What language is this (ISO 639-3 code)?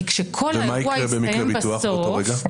heb